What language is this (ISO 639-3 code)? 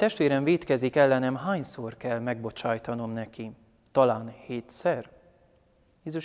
hun